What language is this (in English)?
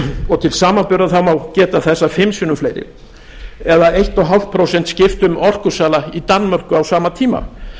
Icelandic